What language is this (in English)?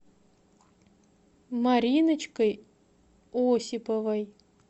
Russian